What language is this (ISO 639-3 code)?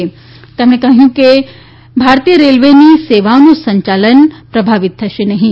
guj